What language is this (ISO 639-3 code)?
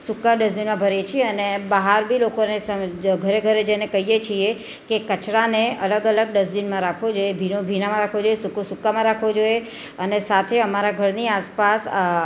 guj